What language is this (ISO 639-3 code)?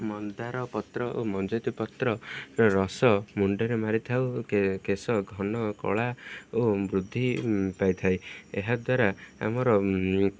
ori